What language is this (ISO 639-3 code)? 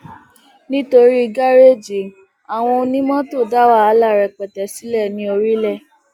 yor